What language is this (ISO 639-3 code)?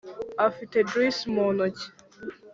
kin